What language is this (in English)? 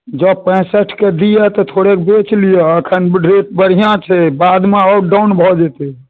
Maithili